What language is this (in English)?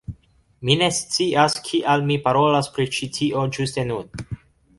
Esperanto